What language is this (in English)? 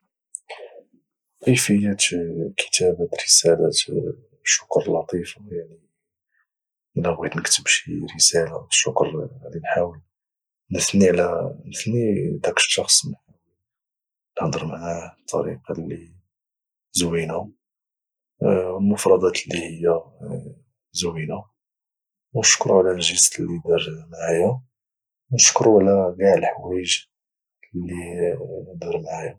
Moroccan Arabic